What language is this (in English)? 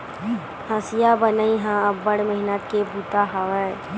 Chhattisgarhi